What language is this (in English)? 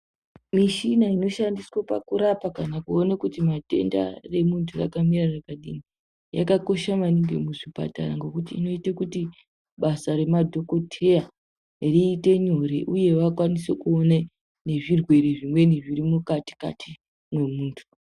Ndau